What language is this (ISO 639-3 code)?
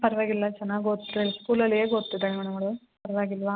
kan